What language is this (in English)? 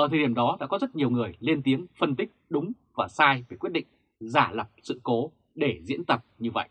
Vietnamese